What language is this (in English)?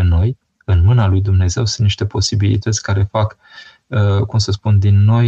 Romanian